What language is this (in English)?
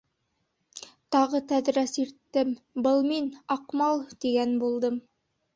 Bashkir